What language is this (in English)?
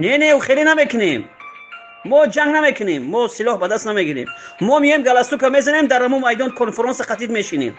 Persian